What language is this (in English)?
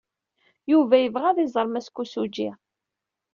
Kabyle